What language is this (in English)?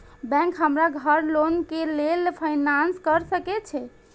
Maithili